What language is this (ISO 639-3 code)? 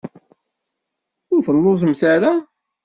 kab